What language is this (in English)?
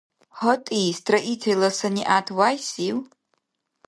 Dargwa